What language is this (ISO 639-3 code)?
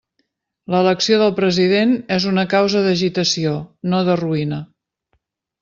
cat